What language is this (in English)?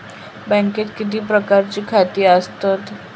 Marathi